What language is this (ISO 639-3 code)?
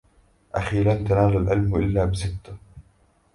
ara